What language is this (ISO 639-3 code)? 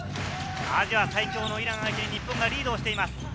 jpn